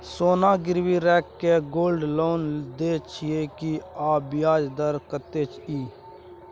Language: Maithili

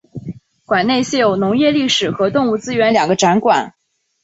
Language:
Chinese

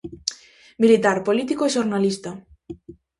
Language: Galician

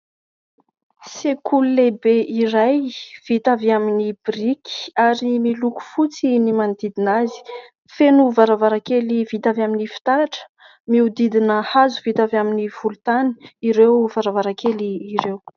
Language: Malagasy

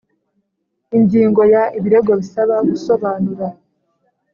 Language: Kinyarwanda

